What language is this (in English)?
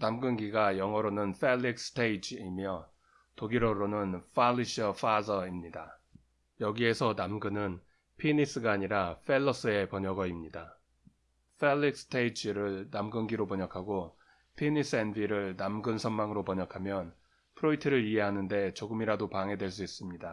Korean